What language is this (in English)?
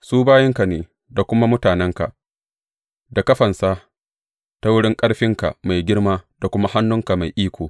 Hausa